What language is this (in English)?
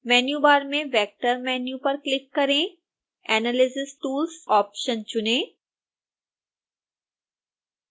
Hindi